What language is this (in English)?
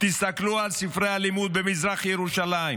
Hebrew